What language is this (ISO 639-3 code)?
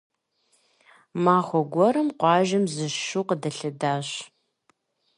kbd